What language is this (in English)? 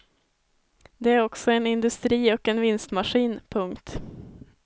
Swedish